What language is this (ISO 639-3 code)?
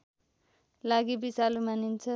nep